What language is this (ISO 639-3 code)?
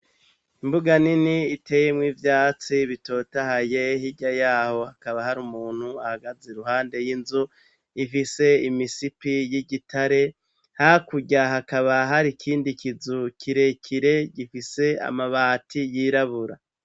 run